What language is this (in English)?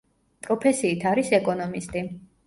Georgian